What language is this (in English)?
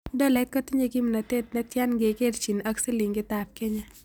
Kalenjin